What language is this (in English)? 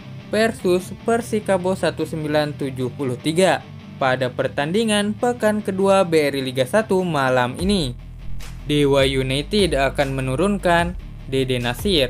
Indonesian